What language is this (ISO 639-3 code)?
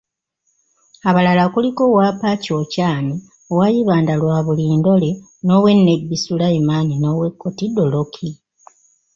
lug